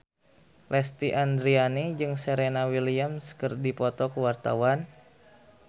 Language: Sundanese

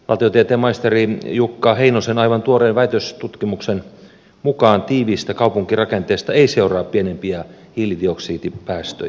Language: Finnish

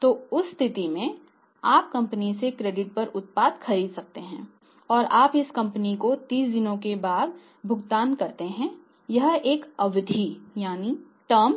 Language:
Hindi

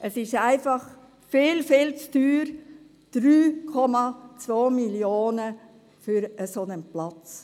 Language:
Swiss German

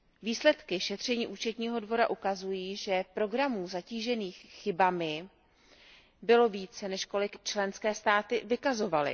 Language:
Czech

